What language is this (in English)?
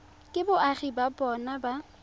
Tswana